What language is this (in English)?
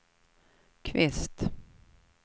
Swedish